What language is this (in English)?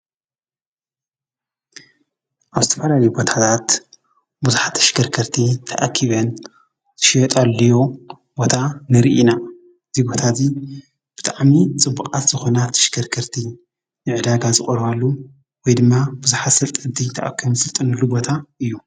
Tigrinya